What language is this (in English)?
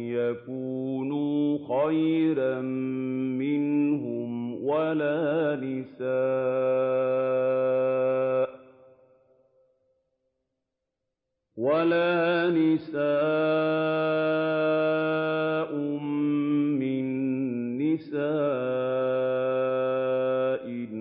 Arabic